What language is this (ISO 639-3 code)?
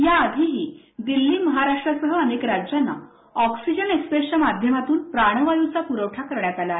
mar